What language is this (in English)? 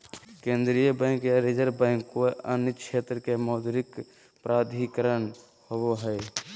Magahi